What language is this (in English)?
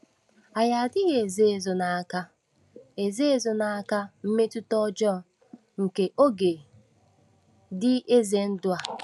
Igbo